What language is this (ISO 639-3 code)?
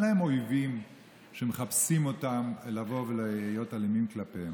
heb